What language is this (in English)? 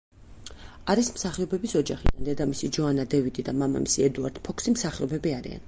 Georgian